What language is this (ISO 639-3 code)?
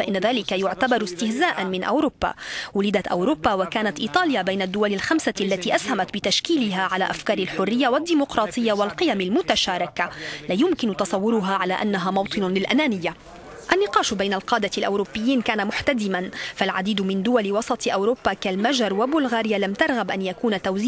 ara